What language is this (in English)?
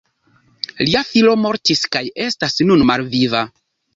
Esperanto